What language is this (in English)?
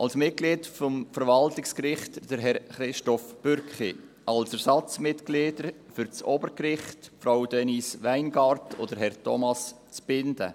Swiss German